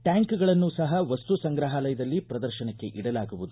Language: Kannada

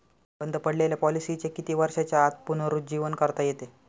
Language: Marathi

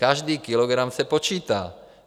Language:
Czech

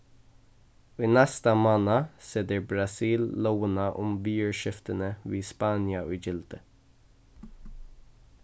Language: Faroese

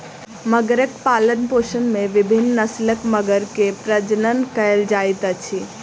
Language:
Maithili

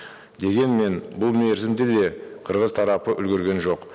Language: Kazakh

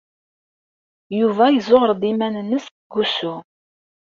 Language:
Kabyle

